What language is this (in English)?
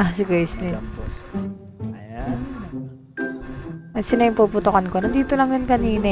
Indonesian